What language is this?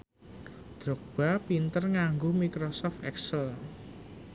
Javanese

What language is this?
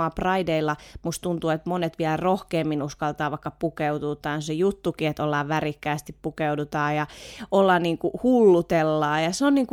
Finnish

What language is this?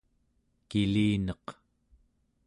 Central Yupik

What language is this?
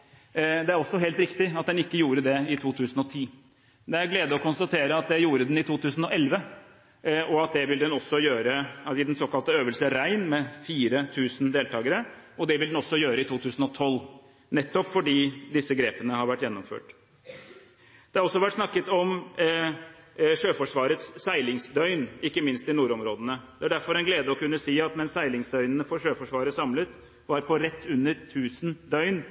Norwegian Bokmål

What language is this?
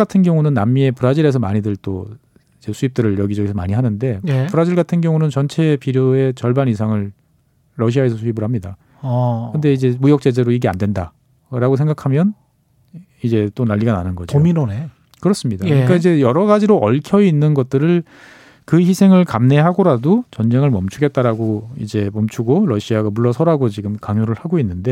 Korean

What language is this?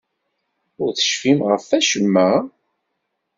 Kabyle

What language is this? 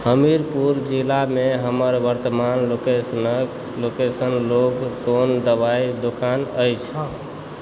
Maithili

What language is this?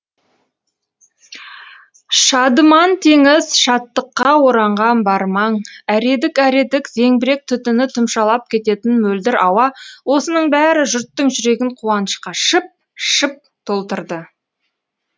Kazakh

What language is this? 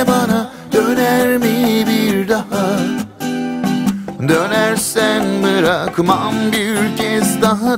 Turkish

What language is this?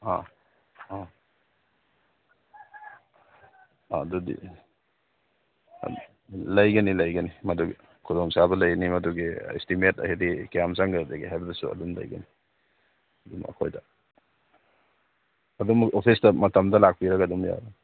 Manipuri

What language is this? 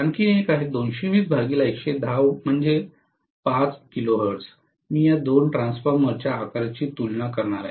Marathi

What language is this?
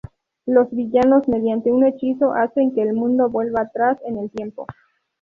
Spanish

